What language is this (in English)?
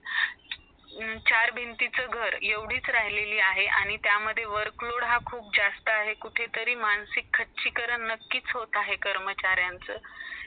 Marathi